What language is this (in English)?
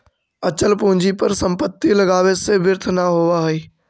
Magahi